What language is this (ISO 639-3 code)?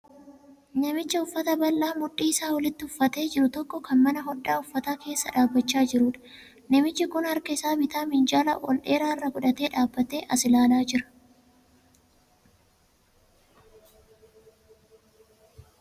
orm